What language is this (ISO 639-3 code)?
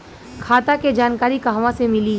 bho